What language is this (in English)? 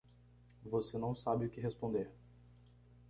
Portuguese